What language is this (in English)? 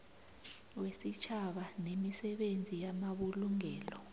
South Ndebele